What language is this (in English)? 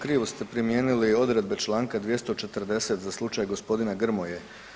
Croatian